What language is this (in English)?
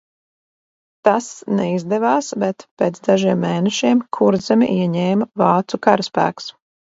Latvian